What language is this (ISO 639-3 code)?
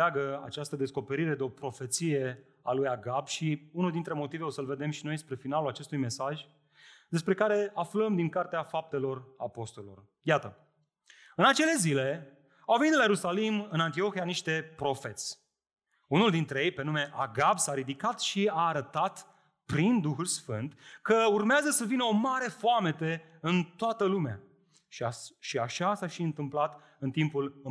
ron